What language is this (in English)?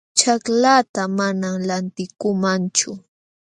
Jauja Wanca Quechua